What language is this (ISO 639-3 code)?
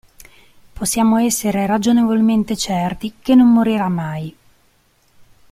ita